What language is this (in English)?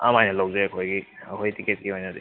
Manipuri